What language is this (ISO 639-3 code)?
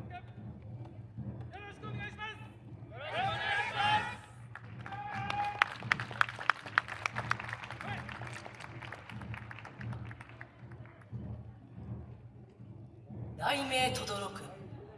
jpn